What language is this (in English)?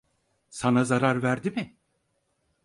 Turkish